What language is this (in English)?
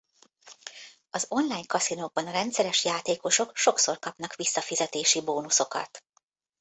Hungarian